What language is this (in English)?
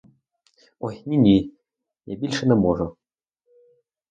Ukrainian